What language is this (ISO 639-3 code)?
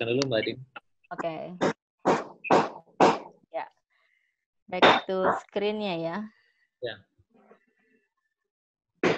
ind